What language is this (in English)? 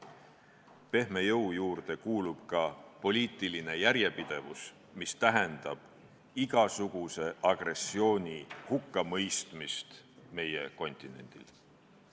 Estonian